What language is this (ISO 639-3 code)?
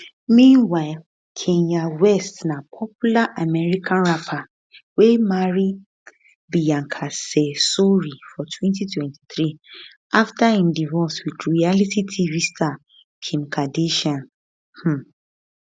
pcm